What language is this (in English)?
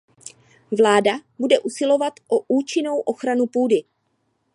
Czech